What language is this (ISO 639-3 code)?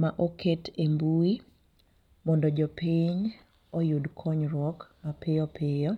luo